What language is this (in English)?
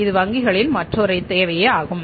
Tamil